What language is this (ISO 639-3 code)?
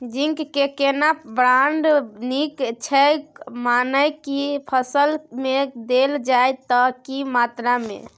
mai